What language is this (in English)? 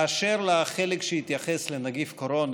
Hebrew